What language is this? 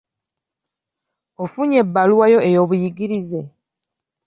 Ganda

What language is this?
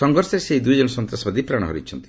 Odia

